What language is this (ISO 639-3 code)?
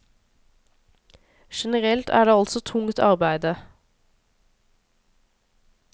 nor